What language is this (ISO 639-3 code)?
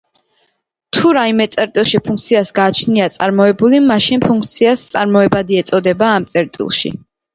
kat